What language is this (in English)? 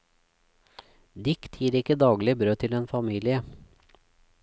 Norwegian